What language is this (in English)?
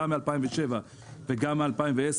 Hebrew